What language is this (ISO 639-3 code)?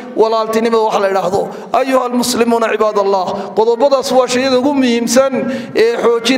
ara